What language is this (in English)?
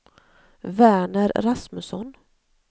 Swedish